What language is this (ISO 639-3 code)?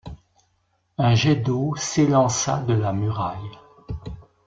fra